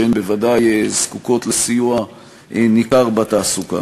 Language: Hebrew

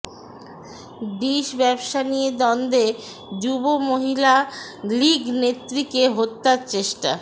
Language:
Bangla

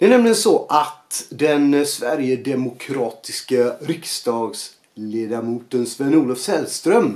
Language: Swedish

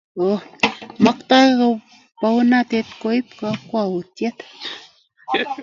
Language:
Kalenjin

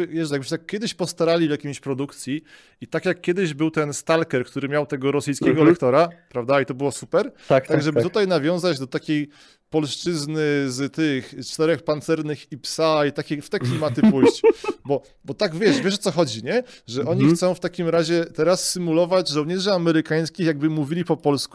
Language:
Polish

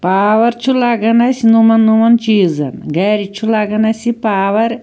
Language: Kashmiri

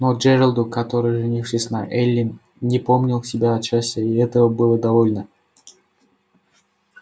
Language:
Russian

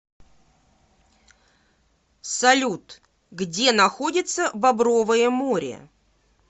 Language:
Russian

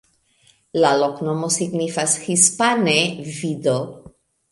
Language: Esperanto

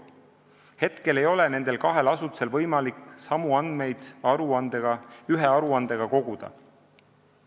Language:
Estonian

